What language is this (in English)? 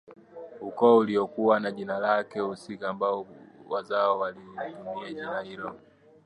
Swahili